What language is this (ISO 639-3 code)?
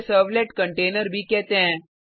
hin